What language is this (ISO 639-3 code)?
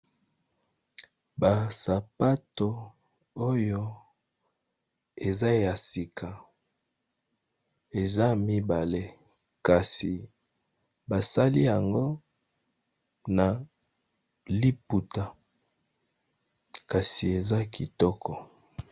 lin